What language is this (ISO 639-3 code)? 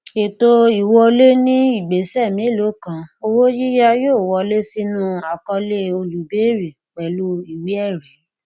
yor